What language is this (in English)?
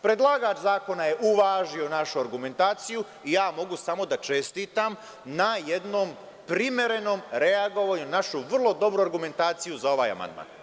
Serbian